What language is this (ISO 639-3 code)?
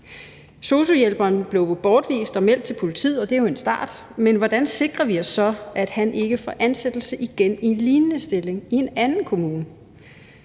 dan